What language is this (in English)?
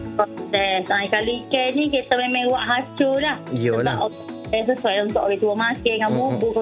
Malay